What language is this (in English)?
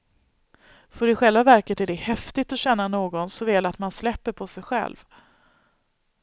Swedish